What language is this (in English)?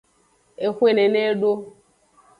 Aja (Benin)